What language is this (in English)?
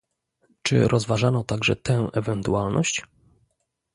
Polish